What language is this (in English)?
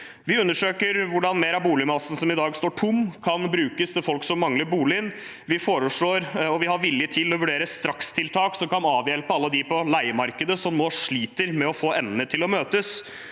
Norwegian